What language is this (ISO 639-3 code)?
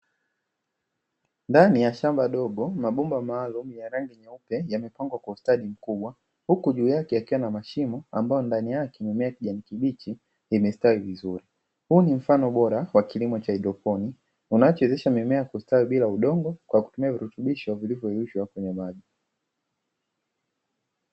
swa